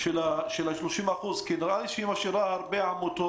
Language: Hebrew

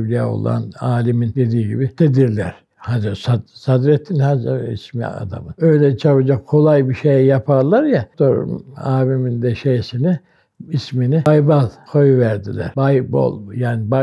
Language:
Turkish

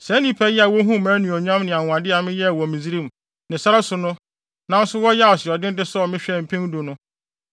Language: Akan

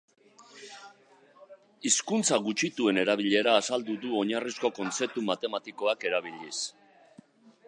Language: Basque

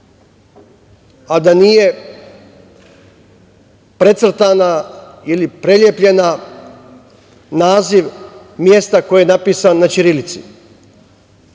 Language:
Serbian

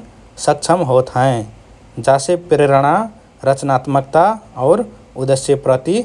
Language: Rana Tharu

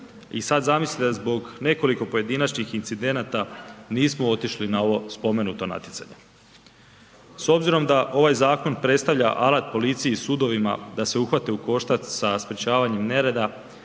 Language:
Croatian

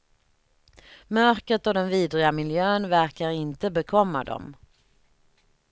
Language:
Swedish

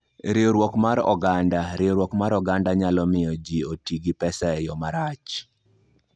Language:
Luo (Kenya and Tanzania)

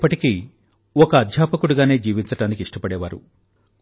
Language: Telugu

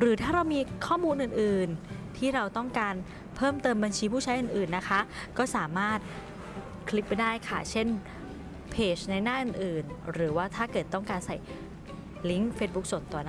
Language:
Thai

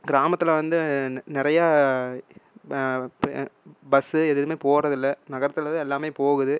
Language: Tamil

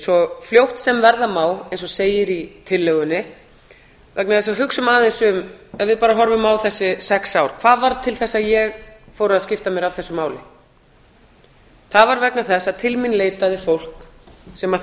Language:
Icelandic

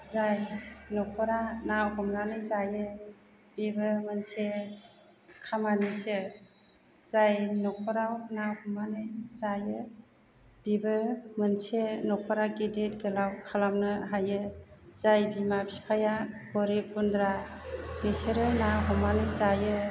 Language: Bodo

